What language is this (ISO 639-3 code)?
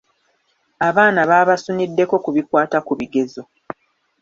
lug